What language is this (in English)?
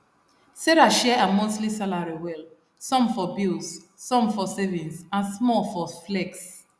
Nigerian Pidgin